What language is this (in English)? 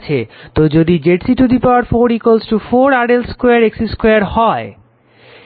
Bangla